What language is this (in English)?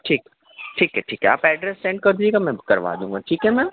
Urdu